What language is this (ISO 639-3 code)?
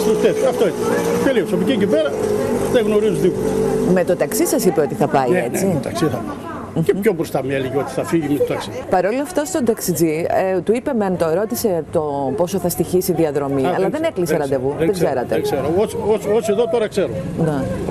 ell